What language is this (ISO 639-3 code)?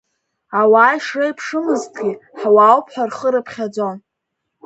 abk